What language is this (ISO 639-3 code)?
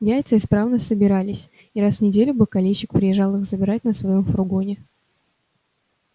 rus